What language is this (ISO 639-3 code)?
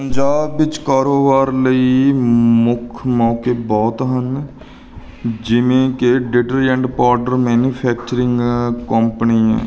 pan